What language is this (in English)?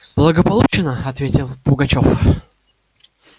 Russian